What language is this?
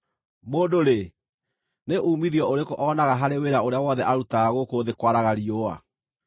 Kikuyu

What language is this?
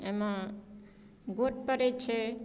Maithili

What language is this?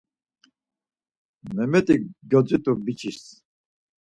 Laz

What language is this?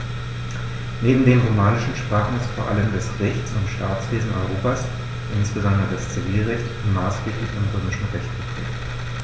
German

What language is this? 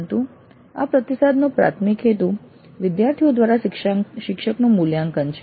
Gujarati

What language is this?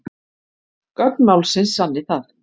Icelandic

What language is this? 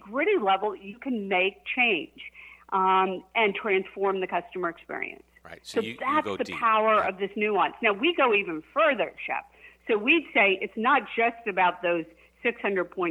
English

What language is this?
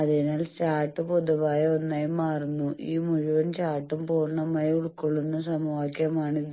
Malayalam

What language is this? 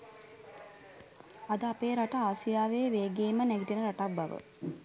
Sinhala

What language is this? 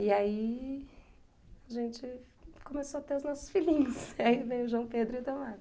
Portuguese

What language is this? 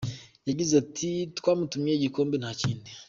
Kinyarwanda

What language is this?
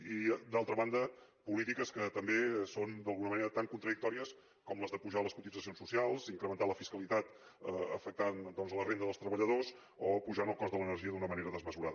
Catalan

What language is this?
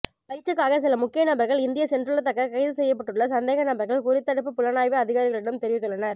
Tamil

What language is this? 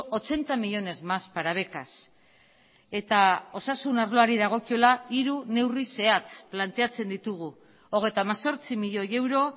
Basque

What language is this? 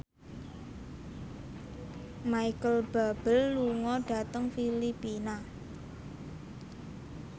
Javanese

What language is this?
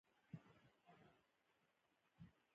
Pashto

